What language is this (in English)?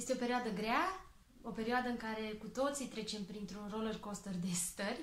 Romanian